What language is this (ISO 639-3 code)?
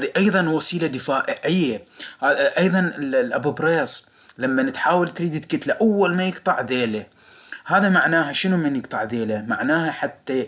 ara